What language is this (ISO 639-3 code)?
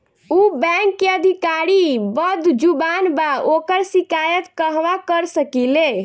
bho